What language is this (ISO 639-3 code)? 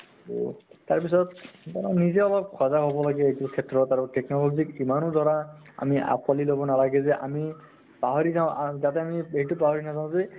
asm